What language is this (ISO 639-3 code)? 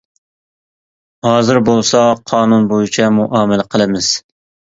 uig